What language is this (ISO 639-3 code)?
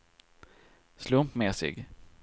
swe